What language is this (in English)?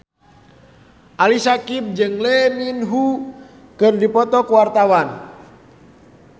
Sundanese